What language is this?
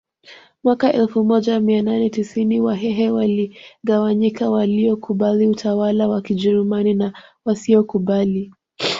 Swahili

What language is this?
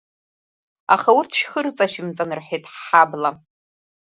Abkhazian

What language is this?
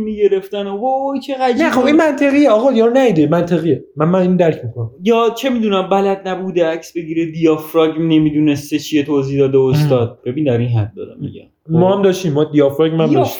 Persian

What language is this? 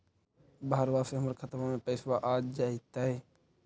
Magahi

